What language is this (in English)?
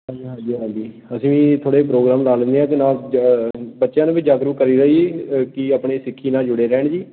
Punjabi